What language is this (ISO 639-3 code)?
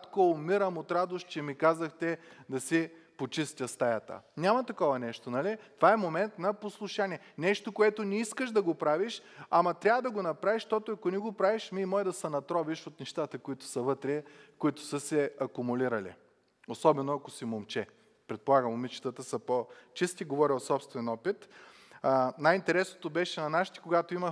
bul